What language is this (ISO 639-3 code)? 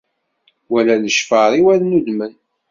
kab